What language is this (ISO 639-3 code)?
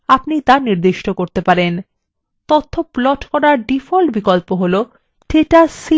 ben